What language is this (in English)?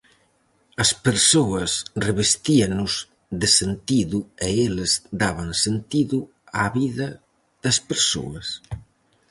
Galician